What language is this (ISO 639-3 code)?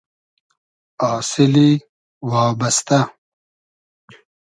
haz